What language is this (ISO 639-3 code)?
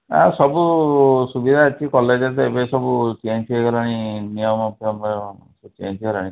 ori